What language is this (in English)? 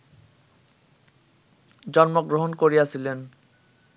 Bangla